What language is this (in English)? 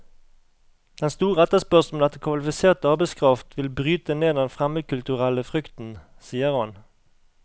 Norwegian